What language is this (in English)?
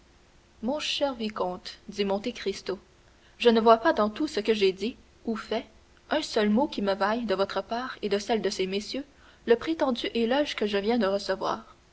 French